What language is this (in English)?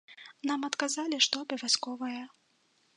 Belarusian